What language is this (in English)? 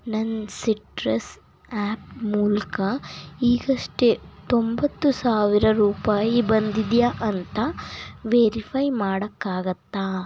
Kannada